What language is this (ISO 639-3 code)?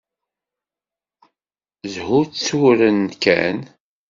kab